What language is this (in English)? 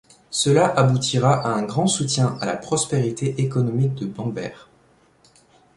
French